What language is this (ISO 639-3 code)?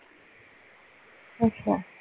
pan